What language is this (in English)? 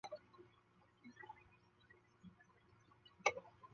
Chinese